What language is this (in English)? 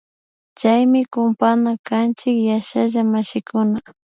Imbabura Highland Quichua